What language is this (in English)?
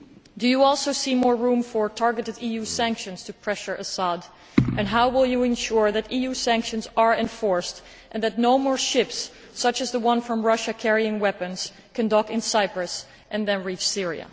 English